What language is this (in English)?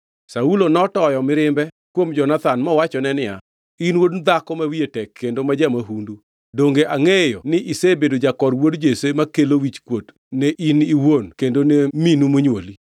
Luo (Kenya and Tanzania)